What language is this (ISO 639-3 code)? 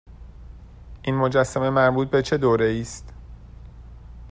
fas